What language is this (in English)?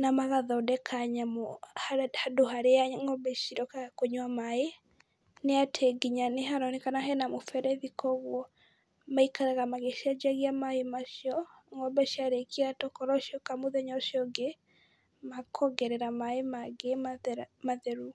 Kikuyu